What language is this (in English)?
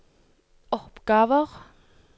Norwegian